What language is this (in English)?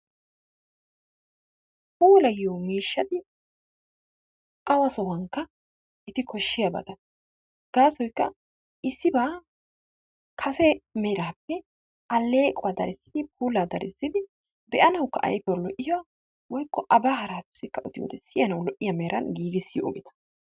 Wolaytta